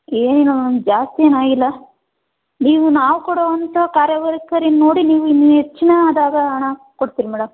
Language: Kannada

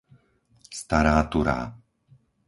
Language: Slovak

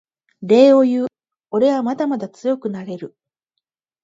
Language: Japanese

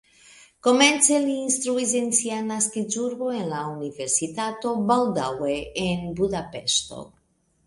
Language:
Esperanto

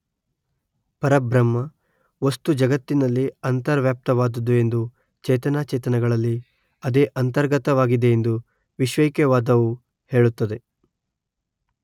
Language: Kannada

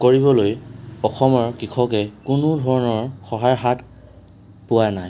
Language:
Assamese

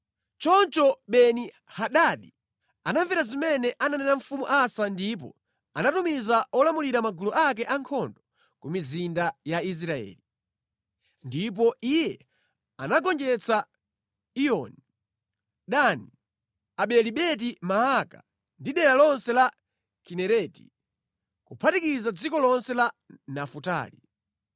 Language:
Nyanja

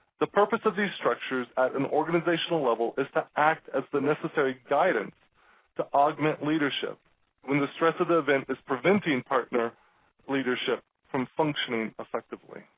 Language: English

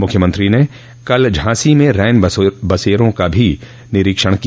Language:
Hindi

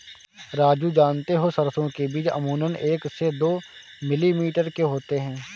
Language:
Hindi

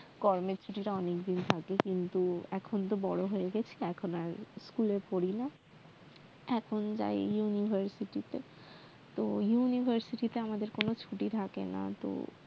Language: Bangla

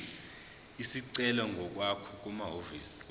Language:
Zulu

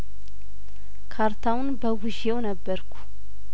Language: Amharic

